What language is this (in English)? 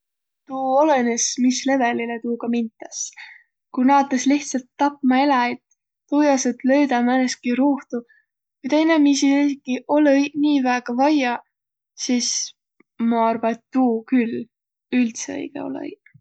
Võro